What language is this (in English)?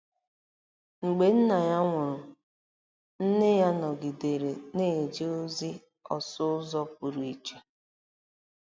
Igbo